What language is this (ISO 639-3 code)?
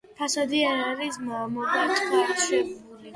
kat